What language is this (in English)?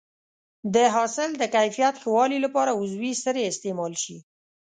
Pashto